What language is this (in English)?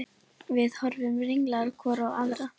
Icelandic